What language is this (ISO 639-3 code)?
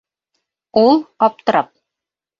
bak